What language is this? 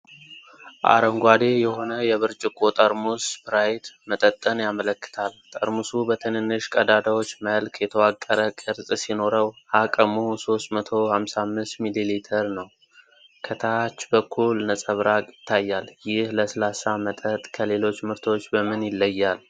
Amharic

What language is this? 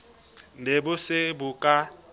Southern Sotho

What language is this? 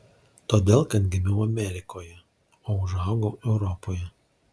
Lithuanian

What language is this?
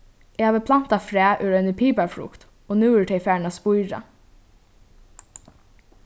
Faroese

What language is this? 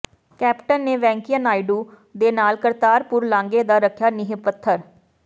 Punjabi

